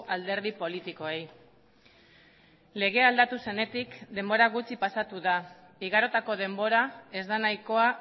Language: Basque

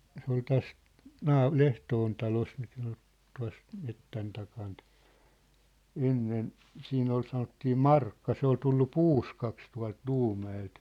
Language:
Finnish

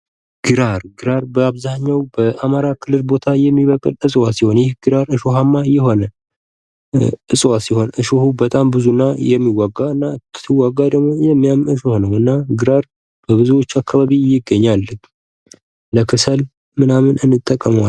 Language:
Amharic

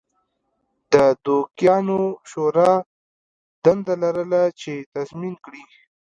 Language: Pashto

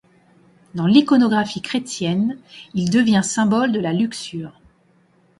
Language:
French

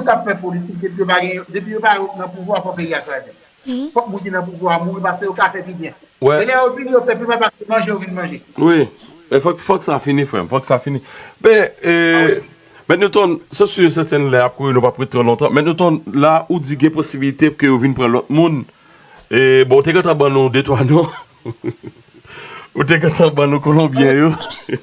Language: French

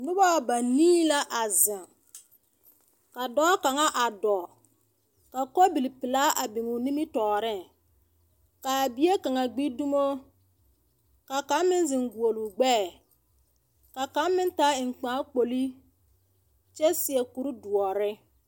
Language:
Southern Dagaare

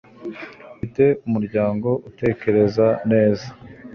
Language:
Kinyarwanda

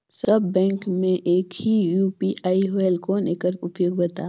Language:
Chhattisgarhi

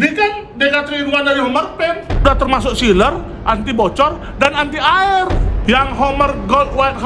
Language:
Indonesian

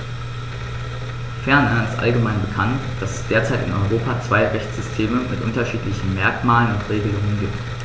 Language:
German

